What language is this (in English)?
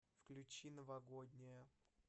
Russian